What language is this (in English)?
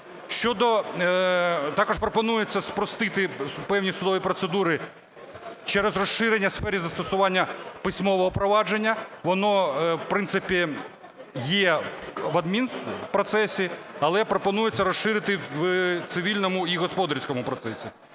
Ukrainian